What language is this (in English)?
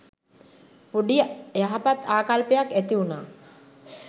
Sinhala